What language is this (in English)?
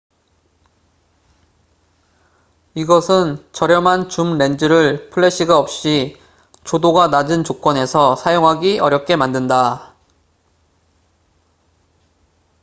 Korean